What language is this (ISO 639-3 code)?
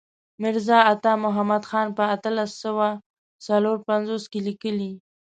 pus